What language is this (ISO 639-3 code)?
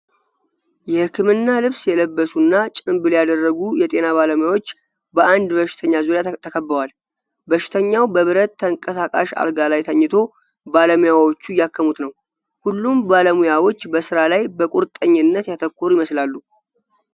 amh